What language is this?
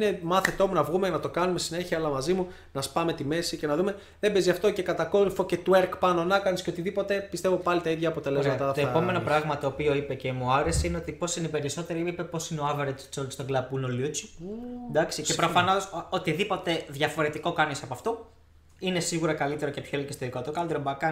Greek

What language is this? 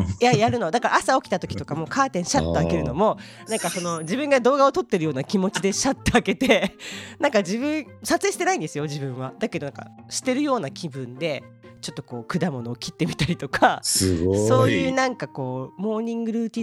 Japanese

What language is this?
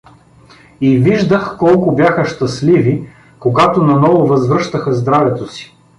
Bulgarian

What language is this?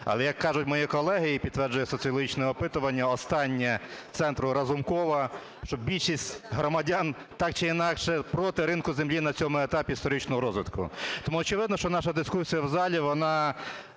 Ukrainian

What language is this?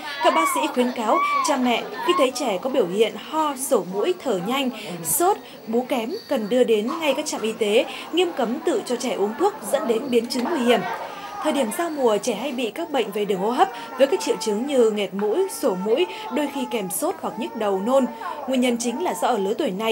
Vietnamese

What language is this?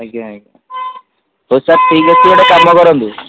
Odia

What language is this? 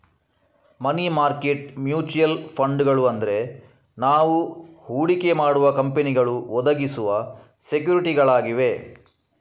Kannada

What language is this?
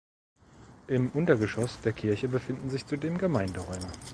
German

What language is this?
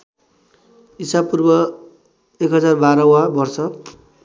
Nepali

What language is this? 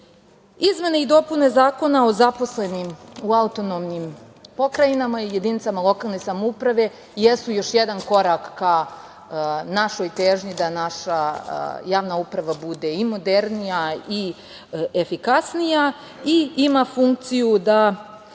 Serbian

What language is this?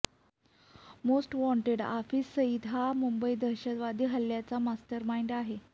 Marathi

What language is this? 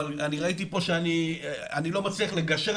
Hebrew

